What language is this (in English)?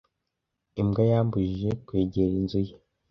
Kinyarwanda